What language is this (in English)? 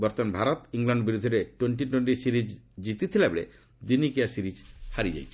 Odia